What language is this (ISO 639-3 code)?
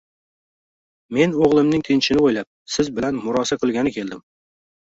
uzb